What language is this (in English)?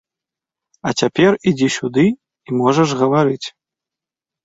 Belarusian